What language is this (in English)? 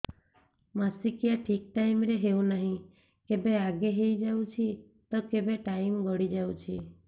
Odia